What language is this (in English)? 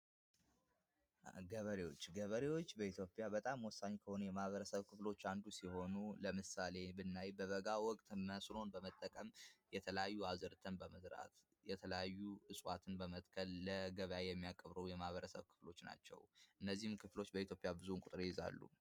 Amharic